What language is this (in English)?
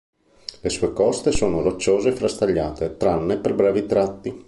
Italian